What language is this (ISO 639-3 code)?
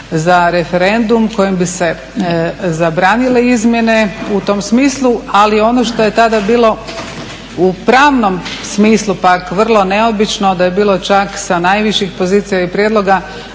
hrv